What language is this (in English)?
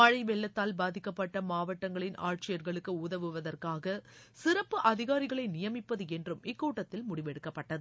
Tamil